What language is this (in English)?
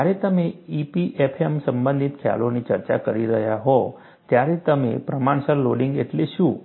Gujarati